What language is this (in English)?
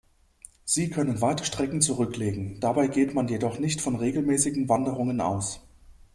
German